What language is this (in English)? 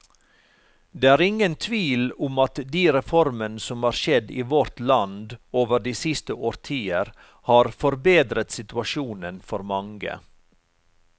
Norwegian